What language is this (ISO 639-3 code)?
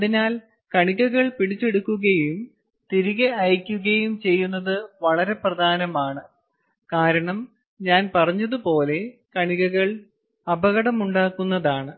mal